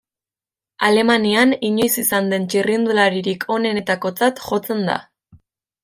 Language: Basque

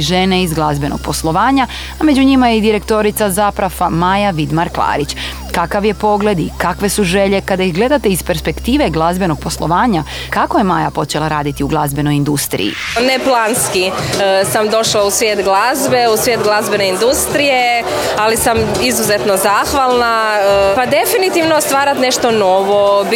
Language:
Croatian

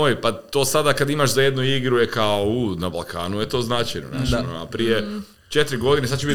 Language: Croatian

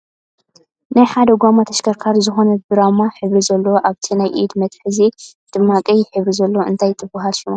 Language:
Tigrinya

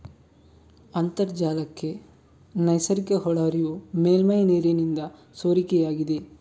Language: Kannada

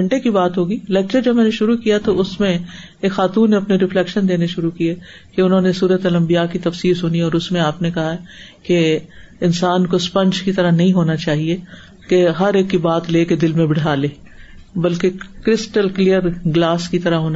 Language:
Urdu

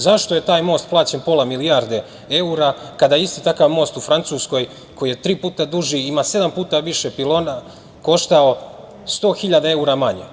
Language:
Serbian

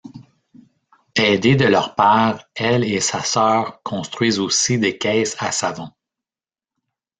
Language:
French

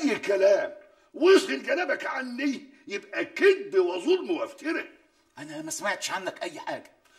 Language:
Arabic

